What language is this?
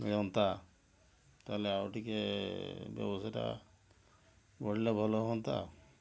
Odia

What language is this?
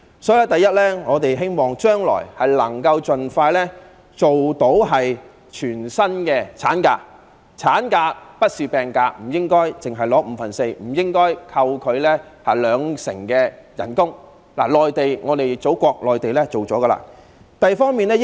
Cantonese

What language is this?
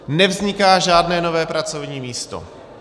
Czech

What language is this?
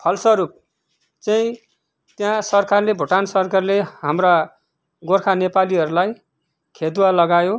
Nepali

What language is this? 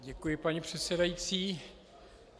Czech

